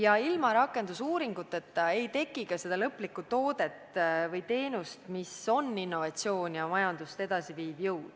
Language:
Estonian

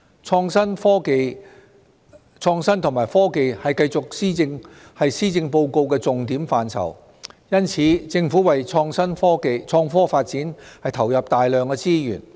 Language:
Cantonese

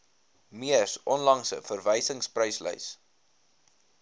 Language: Afrikaans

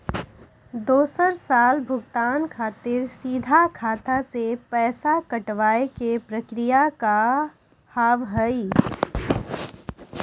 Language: Maithili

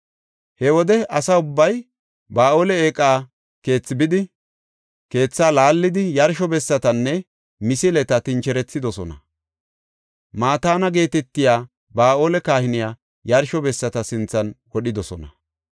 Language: Gofa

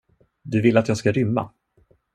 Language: Swedish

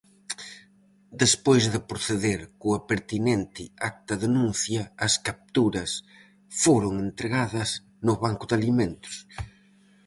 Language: Galician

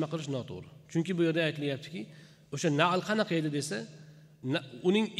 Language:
Turkish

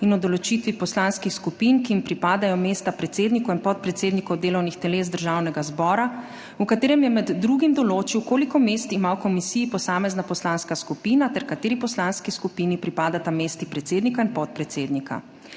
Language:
Slovenian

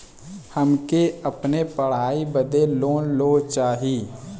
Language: Bhojpuri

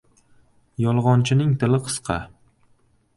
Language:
Uzbek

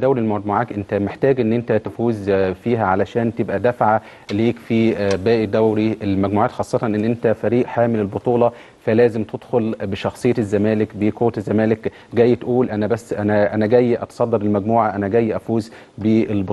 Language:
Arabic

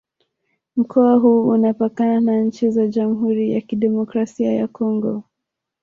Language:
Swahili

